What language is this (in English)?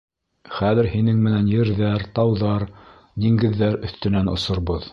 Bashkir